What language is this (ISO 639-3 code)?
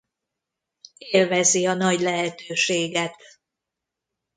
hun